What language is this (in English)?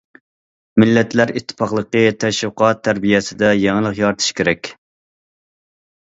Uyghur